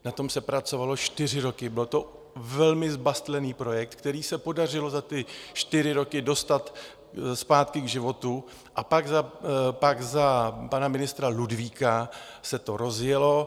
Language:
Czech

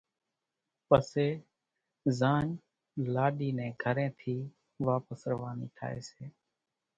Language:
Kachi Koli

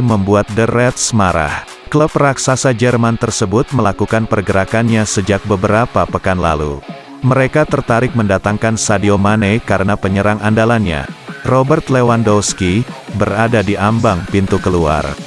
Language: Indonesian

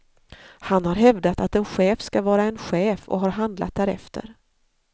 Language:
Swedish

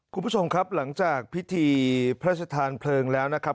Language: Thai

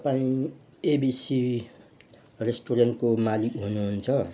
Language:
Nepali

